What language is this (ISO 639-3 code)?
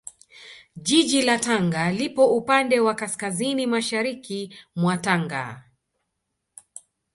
swa